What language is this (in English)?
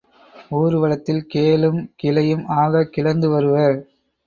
Tamil